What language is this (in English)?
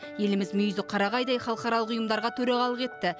Kazakh